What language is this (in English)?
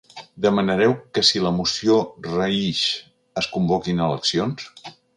Catalan